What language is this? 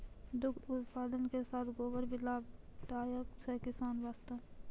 Maithili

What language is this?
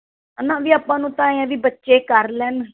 Punjabi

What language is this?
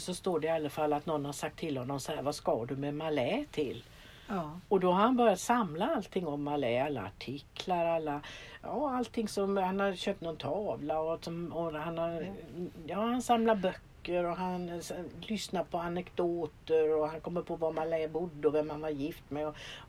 Swedish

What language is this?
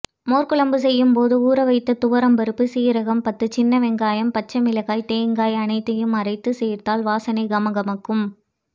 Tamil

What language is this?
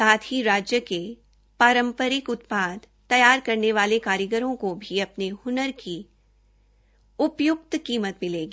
Hindi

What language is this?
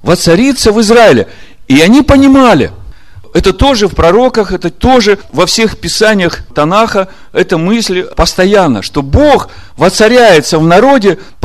Russian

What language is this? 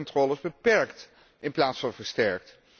Dutch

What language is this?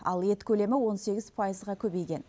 Kazakh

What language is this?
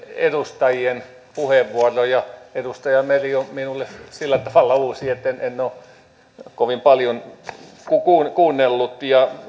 Finnish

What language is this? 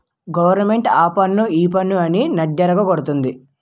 Telugu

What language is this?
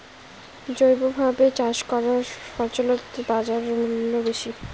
Bangla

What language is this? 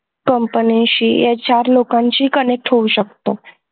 Marathi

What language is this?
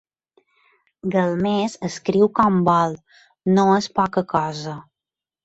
Catalan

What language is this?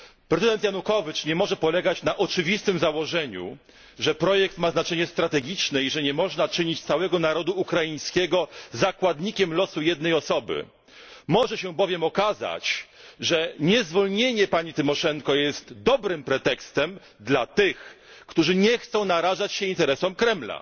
Polish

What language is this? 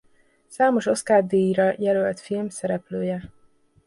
Hungarian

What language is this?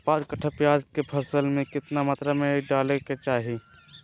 Magahi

